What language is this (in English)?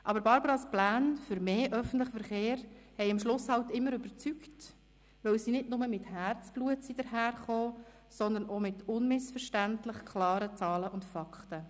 Swiss German